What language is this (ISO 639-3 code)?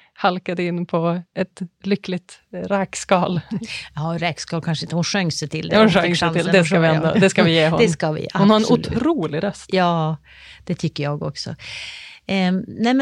swe